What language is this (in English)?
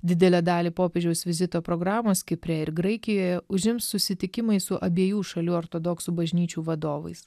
Lithuanian